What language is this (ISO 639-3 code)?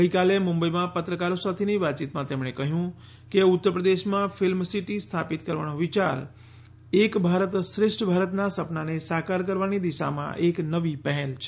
guj